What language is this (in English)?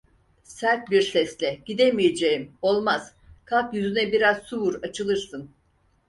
Turkish